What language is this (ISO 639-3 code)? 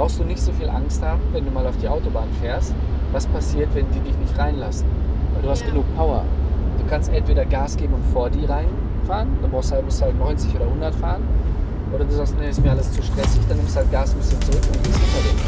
deu